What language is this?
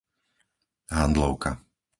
Slovak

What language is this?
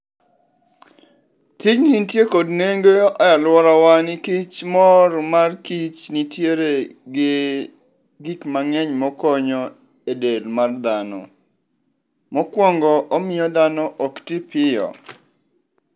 Luo (Kenya and Tanzania)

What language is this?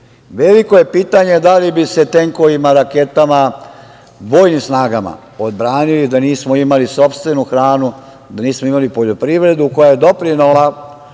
Serbian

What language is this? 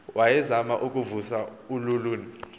Xhosa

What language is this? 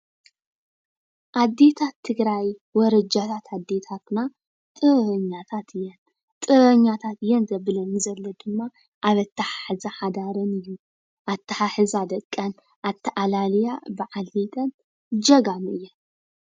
Tigrinya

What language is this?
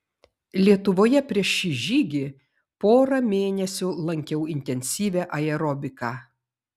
Lithuanian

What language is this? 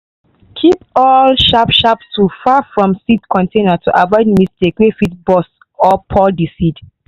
Nigerian Pidgin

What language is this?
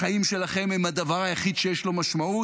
Hebrew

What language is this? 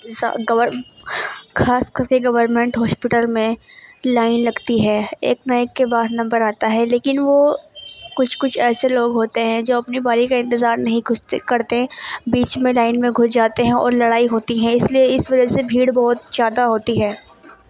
Urdu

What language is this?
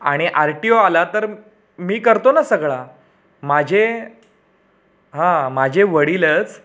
Marathi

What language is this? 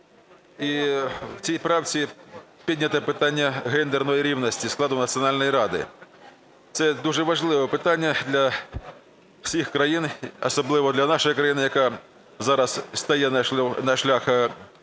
Ukrainian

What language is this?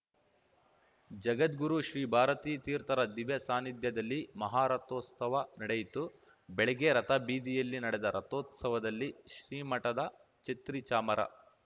Kannada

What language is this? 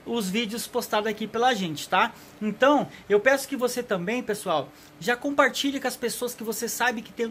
Portuguese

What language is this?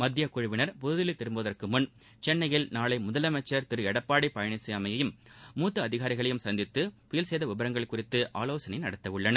Tamil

